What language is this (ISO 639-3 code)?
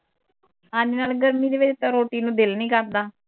pan